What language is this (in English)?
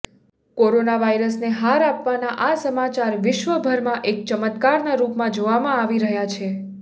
Gujarati